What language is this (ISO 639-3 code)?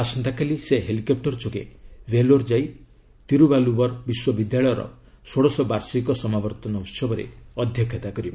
ori